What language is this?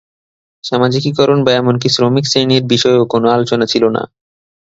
Bangla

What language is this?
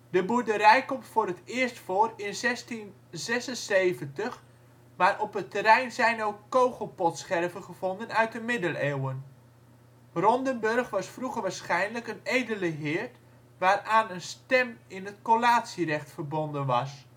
Dutch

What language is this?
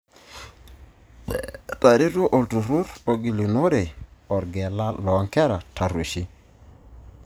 Masai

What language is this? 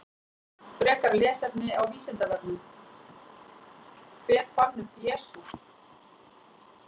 Icelandic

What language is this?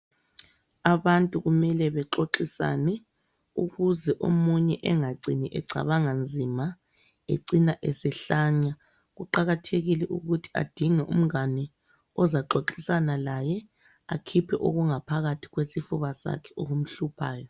North Ndebele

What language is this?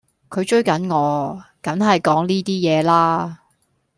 Cantonese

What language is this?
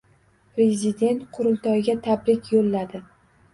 Uzbek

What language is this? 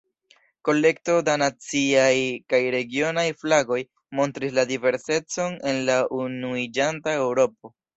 Esperanto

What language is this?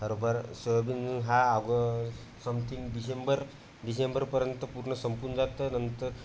Marathi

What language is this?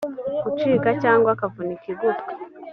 Kinyarwanda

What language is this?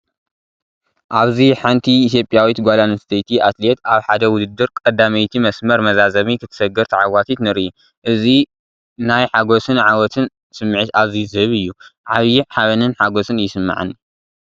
Tigrinya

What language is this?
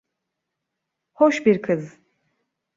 Turkish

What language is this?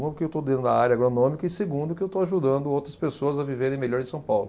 Portuguese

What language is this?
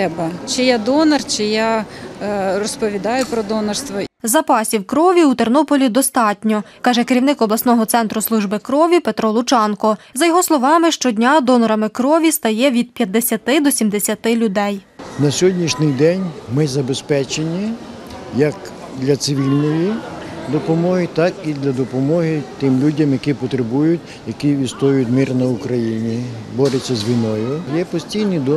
Ukrainian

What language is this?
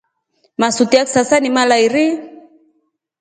Rombo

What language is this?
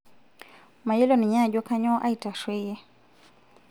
Masai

